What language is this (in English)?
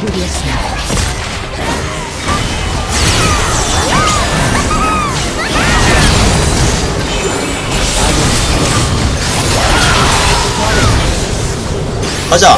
Korean